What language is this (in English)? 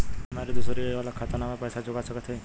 Bhojpuri